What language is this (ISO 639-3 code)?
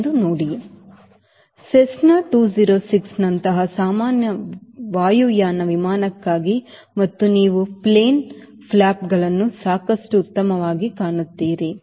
kan